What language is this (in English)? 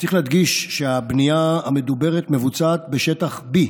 Hebrew